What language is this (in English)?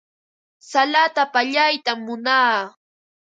Ambo-Pasco Quechua